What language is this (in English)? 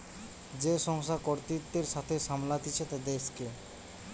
Bangla